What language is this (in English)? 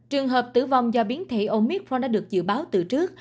Vietnamese